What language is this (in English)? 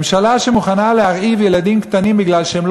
Hebrew